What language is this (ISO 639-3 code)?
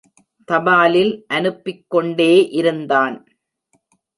tam